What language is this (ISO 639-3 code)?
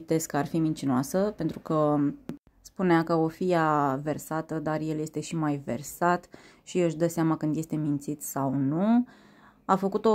ron